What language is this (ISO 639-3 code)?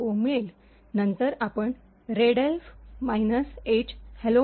mar